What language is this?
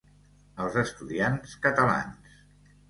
Catalan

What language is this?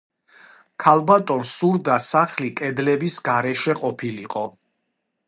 Georgian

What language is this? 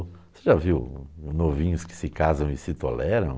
Portuguese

